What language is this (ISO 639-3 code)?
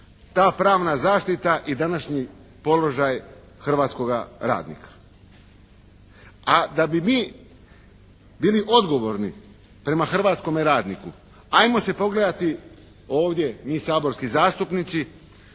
hrv